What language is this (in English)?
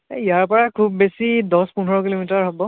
Assamese